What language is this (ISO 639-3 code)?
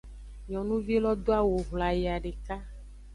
ajg